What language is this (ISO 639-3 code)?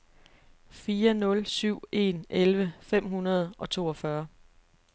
dan